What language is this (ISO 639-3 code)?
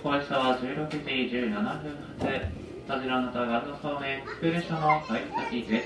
jpn